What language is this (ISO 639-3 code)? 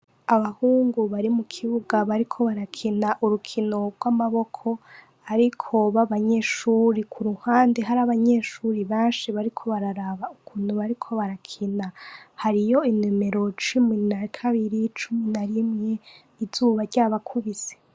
run